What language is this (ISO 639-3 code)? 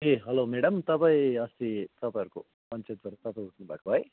nep